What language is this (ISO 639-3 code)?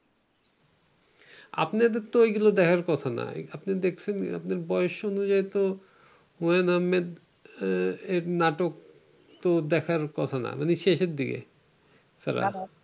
ben